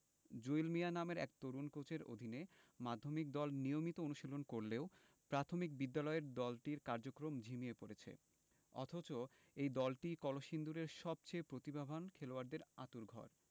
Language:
Bangla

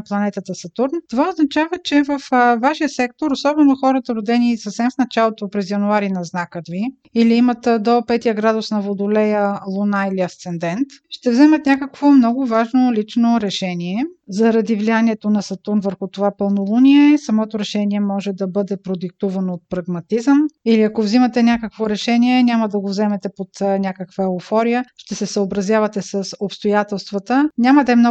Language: Bulgarian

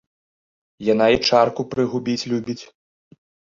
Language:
Belarusian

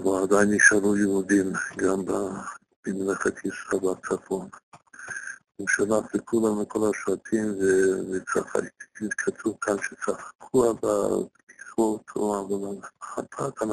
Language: Hebrew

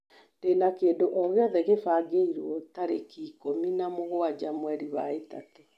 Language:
Kikuyu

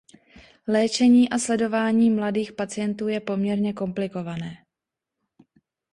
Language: Czech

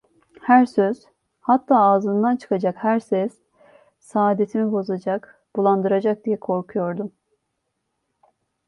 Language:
Turkish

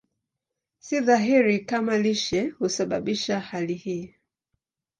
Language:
Swahili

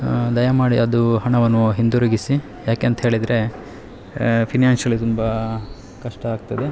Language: Kannada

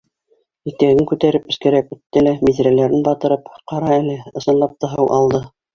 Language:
Bashkir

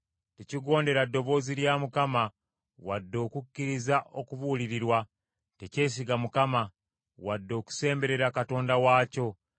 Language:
Ganda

